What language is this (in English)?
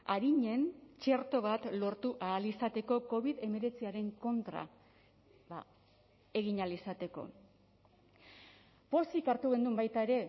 Basque